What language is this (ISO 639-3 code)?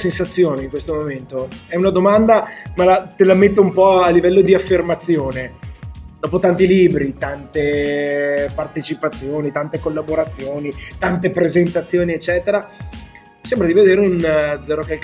ita